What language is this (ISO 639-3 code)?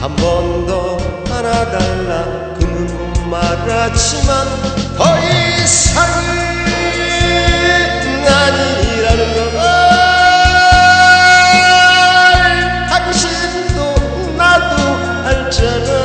kor